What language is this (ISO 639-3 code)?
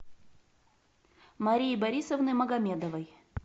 rus